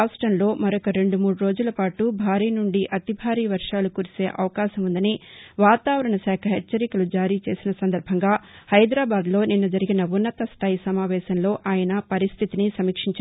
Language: Telugu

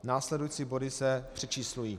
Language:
Czech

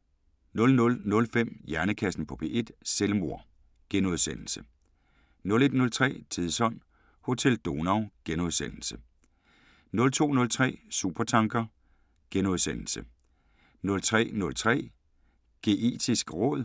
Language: Danish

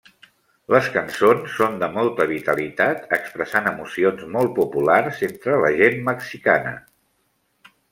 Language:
Catalan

